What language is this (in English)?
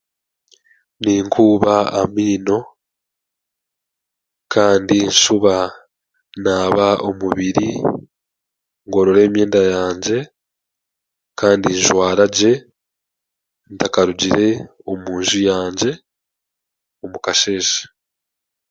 Chiga